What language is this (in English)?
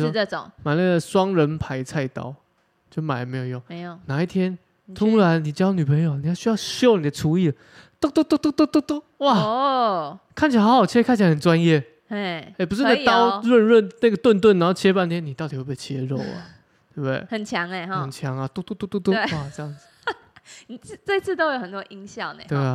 Chinese